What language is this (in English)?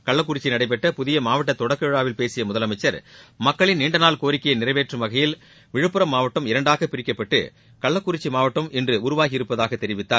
Tamil